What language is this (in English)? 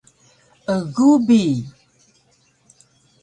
Taroko